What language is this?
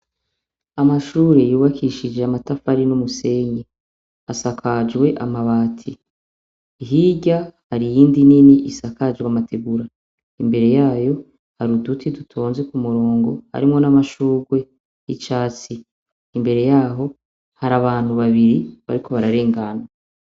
Rundi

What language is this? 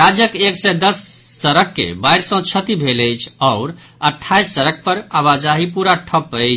Maithili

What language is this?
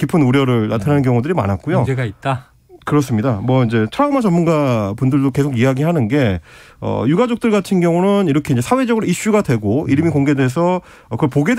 Korean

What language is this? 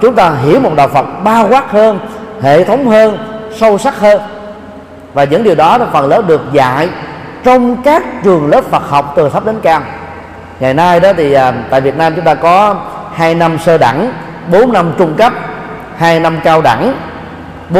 Vietnamese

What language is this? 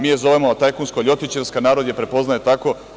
Serbian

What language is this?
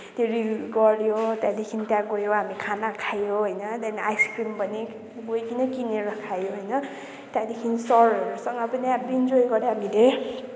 Nepali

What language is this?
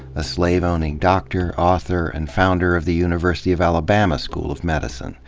English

